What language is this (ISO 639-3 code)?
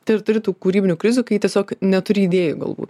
lit